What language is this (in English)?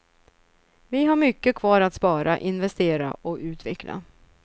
Swedish